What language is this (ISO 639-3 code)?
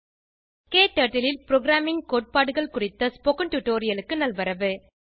tam